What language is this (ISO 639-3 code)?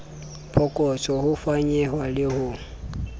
sot